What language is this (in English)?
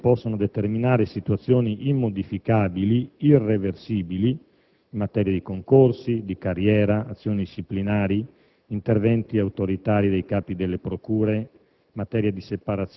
Italian